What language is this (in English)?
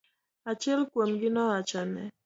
Luo (Kenya and Tanzania)